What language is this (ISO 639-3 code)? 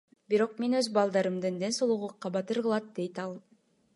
kir